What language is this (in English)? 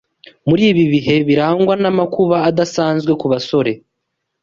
Kinyarwanda